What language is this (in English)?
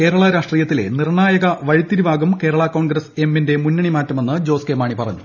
Malayalam